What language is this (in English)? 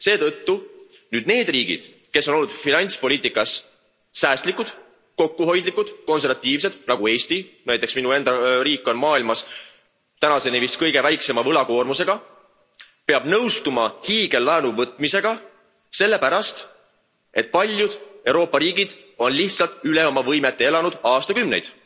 Estonian